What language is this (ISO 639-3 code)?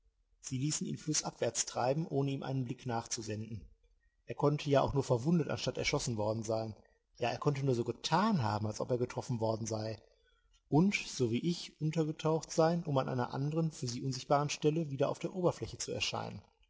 deu